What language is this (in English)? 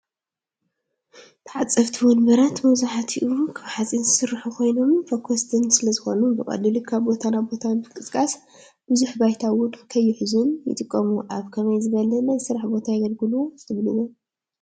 Tigrinya